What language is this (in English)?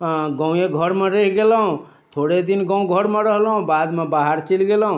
Maithili